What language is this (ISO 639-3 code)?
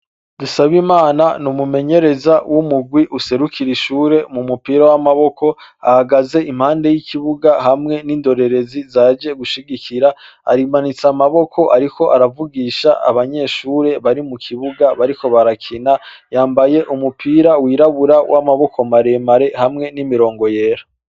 run